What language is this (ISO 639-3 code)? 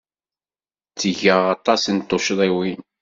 kab